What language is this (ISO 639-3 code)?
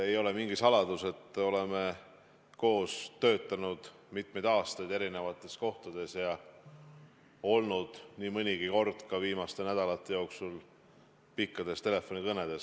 est